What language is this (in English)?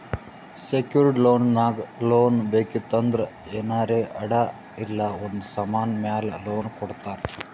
Kannada